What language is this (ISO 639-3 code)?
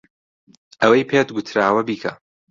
ckb